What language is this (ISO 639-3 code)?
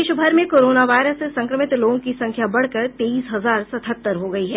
hin